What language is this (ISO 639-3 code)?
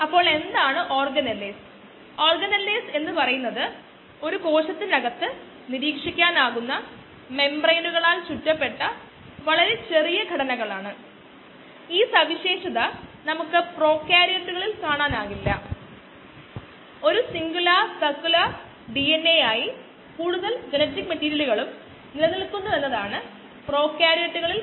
mal